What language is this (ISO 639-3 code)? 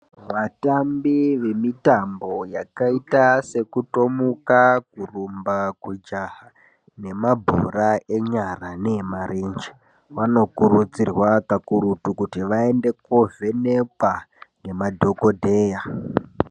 ndc